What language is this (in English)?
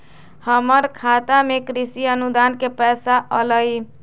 Magahi